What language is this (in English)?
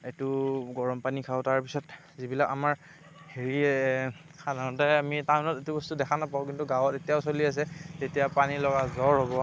Assamese